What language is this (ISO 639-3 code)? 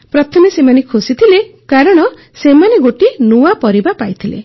ori